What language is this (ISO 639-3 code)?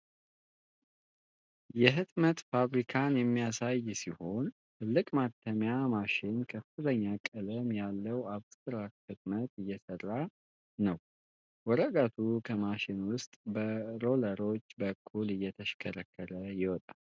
amh